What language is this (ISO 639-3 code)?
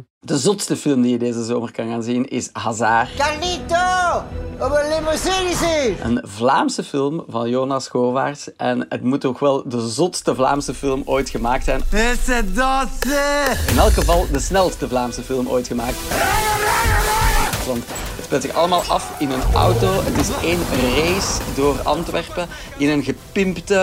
nld